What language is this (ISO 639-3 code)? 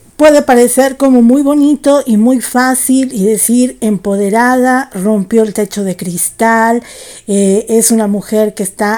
spa